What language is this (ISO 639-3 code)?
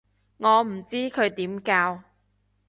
yue